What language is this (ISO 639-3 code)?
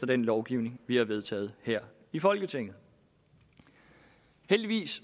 dan